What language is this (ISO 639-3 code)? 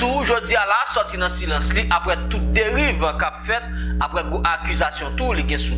fra